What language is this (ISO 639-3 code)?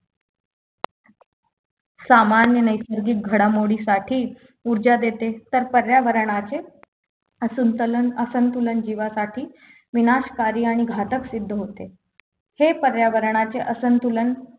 mar